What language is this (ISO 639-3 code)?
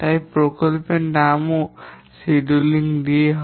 ben